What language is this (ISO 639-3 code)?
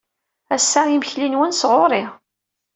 kab